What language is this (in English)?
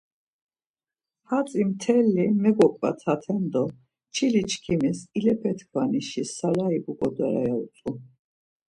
Laz